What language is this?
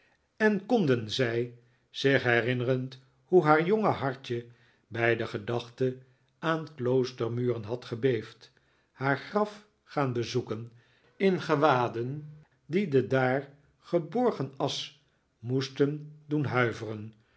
Dutch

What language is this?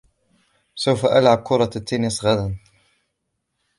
Arabic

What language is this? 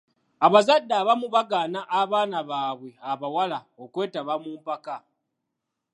Ganda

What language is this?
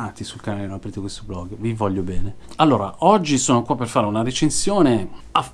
Italian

